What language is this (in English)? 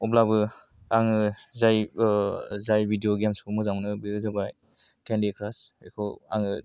Bodo